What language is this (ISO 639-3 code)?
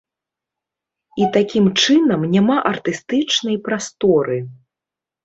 bel